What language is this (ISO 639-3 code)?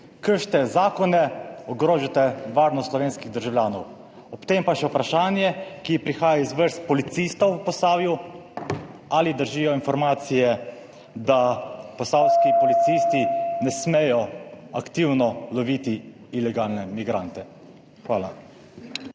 slv